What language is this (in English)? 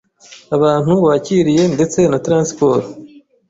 Kinyarwanda